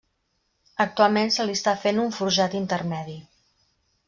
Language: Catalan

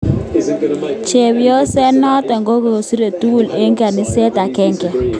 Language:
Kalenjin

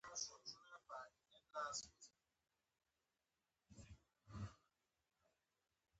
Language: Pashto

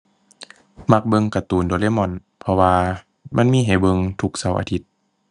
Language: Thai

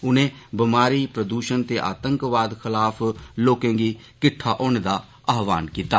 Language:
Dogri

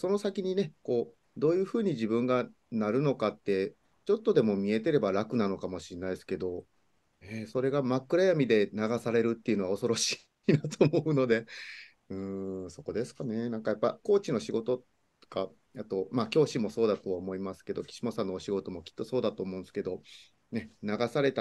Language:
Japanese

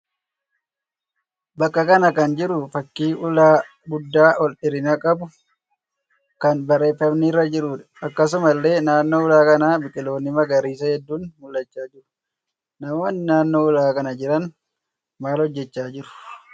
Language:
Oromo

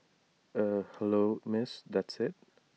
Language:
English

